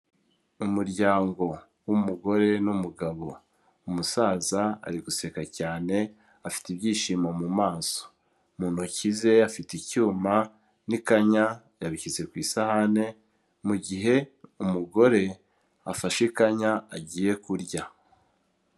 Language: Kinyarwanda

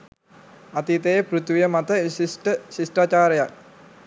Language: Sinhala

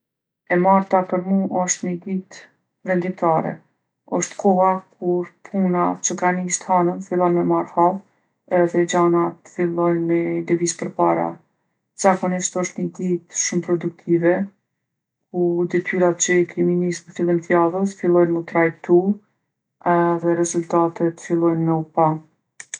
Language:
Gheg Albanian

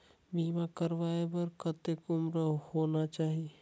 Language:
Chhattisgarhi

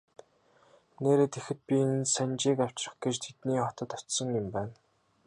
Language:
Mongolian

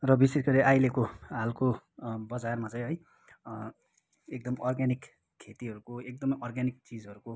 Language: Nepali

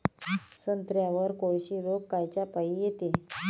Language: Marathi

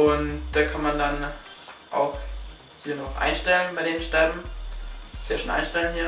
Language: German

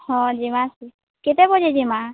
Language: Odia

